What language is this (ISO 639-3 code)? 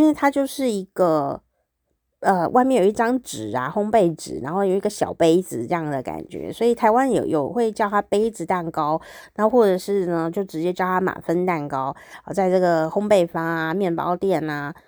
zho